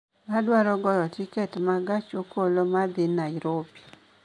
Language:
Luo (Kenya and Tanzania)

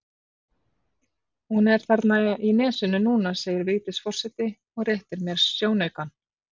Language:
Icelandic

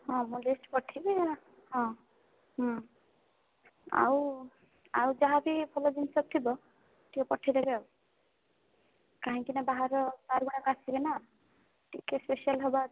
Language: Odia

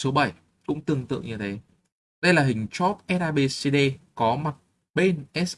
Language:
Vietnamese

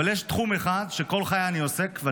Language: Hebrew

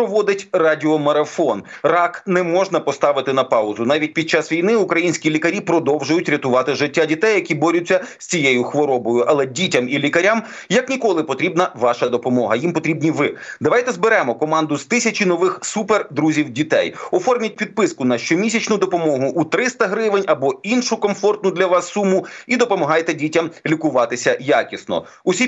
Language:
Ukrainian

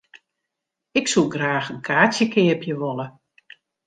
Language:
Western Frisian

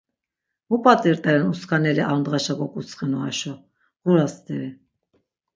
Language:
Laz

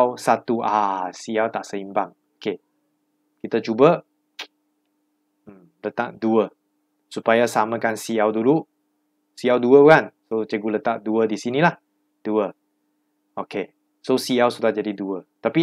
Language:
Malay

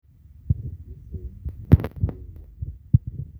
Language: Masai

